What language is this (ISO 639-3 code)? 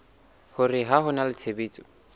sot